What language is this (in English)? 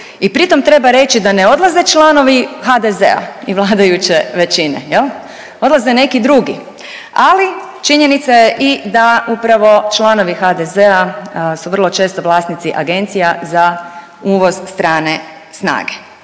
Croatian